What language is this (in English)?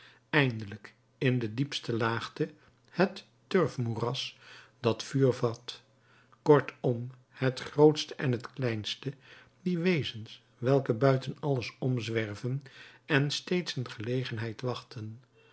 Dutch